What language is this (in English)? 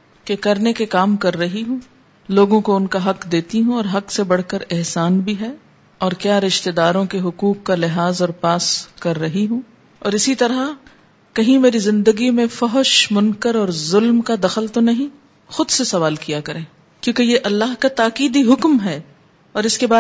Urdu